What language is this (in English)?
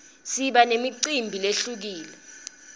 Swati